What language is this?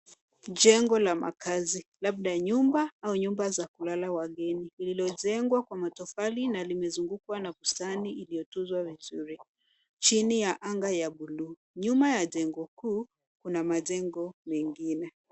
Swahili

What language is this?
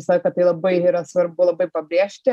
Lithuanian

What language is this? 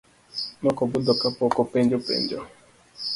Luo (Kenya and Tanzania)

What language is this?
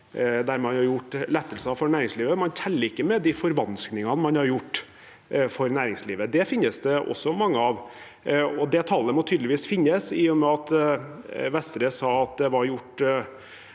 Norwegian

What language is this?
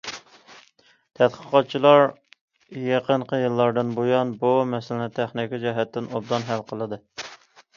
Uyghur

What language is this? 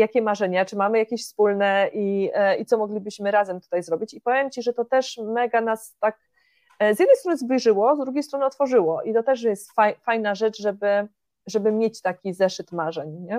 Polish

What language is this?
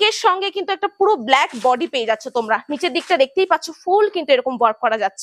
Bangla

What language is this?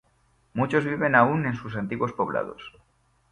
Spanish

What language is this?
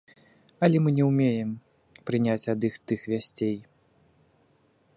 Belarusian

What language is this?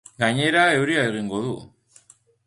Basque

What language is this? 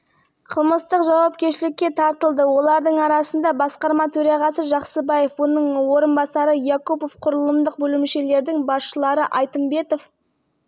Kazakh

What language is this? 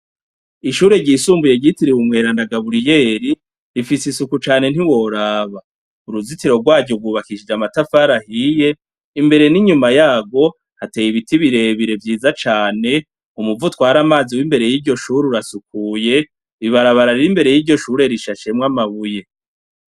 Rundi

